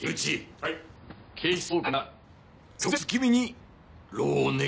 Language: Japanese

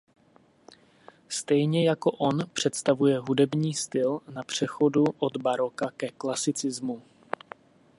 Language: Czech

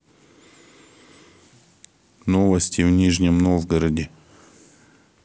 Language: Russian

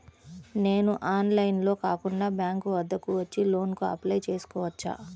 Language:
Telugu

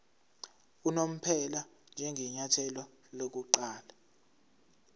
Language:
Zulu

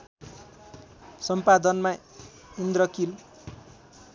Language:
Nepali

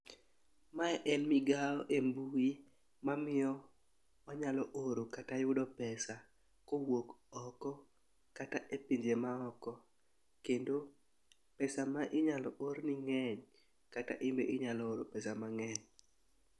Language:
Luo (Kenya and Tanzania)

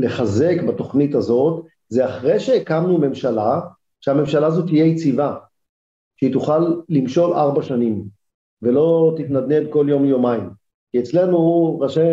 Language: Hebrew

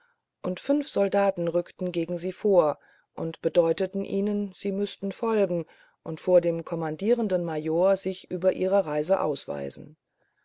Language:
German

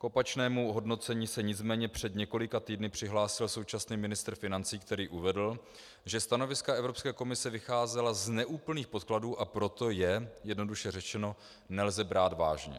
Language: Czech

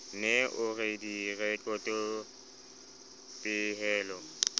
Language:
Southern Sotho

